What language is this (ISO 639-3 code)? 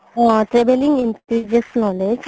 asm